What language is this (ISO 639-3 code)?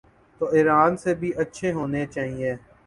urd